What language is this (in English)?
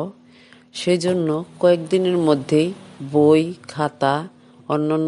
Romanian